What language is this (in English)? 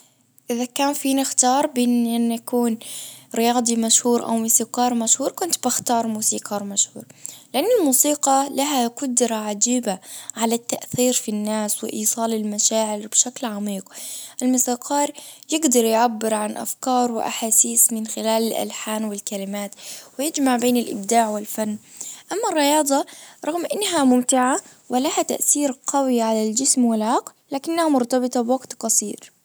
Najdi Arabic